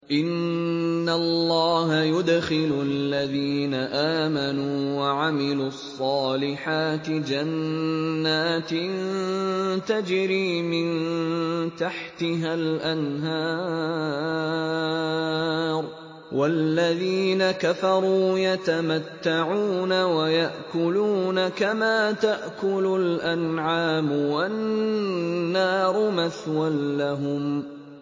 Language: Arabic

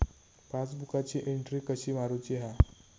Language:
Marathi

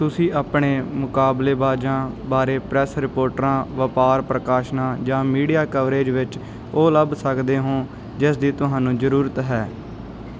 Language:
Punjabi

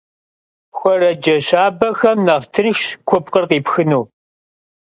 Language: Kabardian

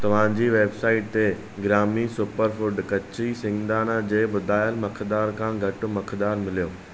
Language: Sindhi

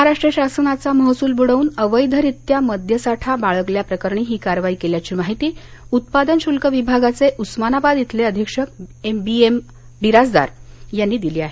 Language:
Marathi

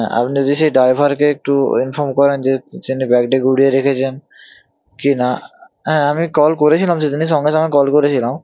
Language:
Bangla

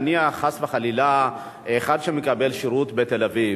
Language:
Hebrew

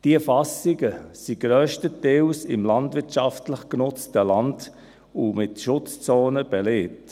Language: Swiss German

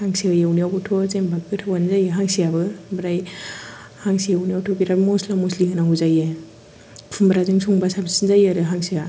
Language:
Bodo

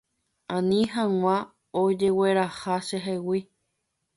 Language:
Guarani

